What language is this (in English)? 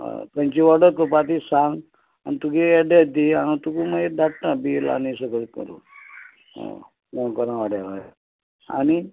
Konkani